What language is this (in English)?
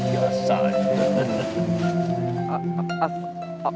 Indonesian